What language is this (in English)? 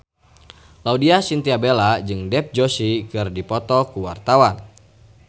Sundanese